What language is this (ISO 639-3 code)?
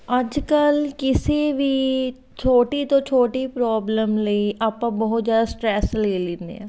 pan